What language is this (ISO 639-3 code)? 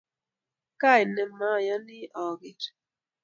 kln